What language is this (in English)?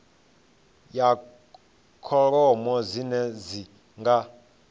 Venda